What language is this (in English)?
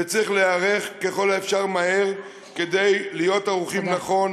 Hebrew